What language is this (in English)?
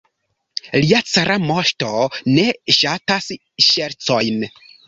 Esperanto